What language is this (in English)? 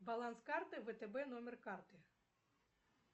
Russian